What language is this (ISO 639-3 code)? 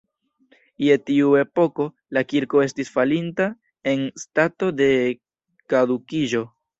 epo